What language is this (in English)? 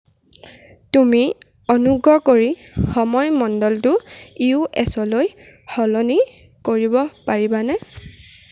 Assamese